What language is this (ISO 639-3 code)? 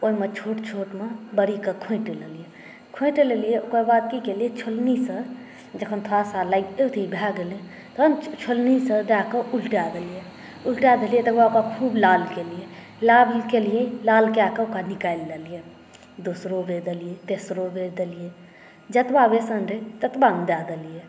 mai